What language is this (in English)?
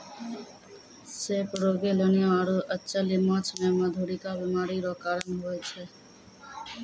Maithili